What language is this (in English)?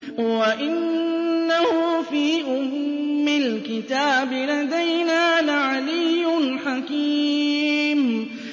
Arabic